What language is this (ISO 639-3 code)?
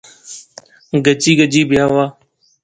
phr